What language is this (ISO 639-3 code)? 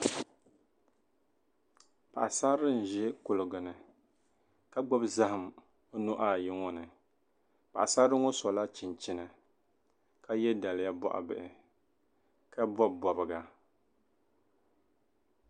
dag